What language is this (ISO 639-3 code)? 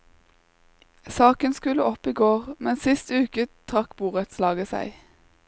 nor